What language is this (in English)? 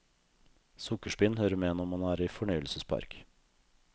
Norwegian